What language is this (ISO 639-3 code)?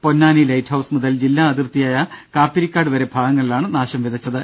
mal